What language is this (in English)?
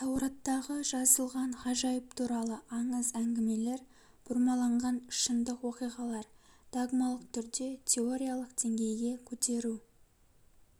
Kazakh